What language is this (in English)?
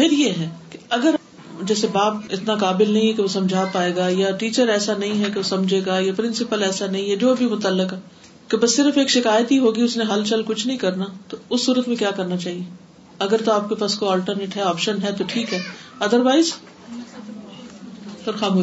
Urdu